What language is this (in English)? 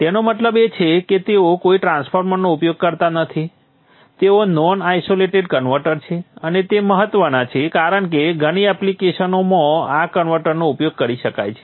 Gujarati